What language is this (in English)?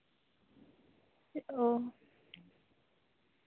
Santali